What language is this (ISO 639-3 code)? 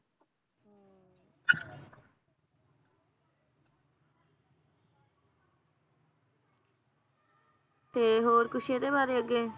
pan